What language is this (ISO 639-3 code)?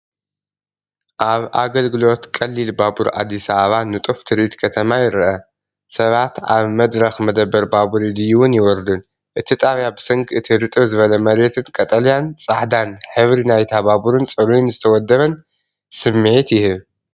tir